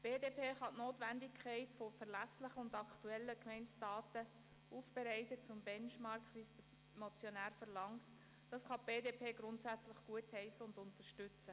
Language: Swiss German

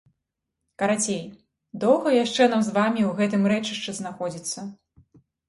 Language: Belarusian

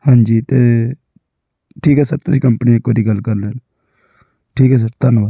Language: Punjabi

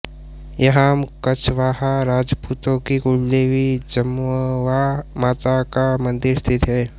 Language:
Hindi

